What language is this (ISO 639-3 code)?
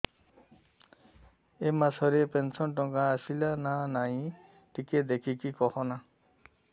ori